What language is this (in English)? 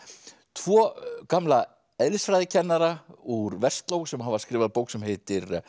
Icelandic